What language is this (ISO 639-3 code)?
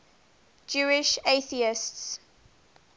eng